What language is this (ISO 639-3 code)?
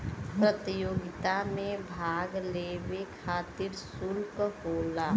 bho